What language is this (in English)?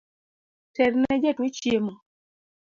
Luo (Kenya and Tanzania)